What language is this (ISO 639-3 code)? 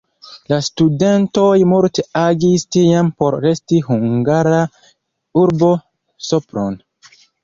epo